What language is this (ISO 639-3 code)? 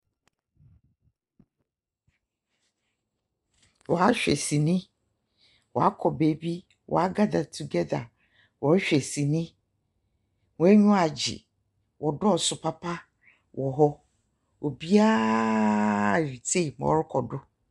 aka